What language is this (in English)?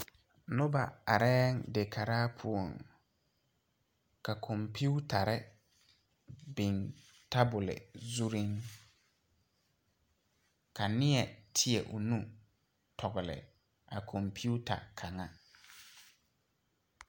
Southern Dagaare